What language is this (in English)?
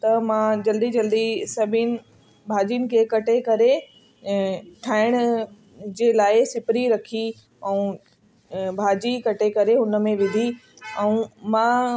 Sindhi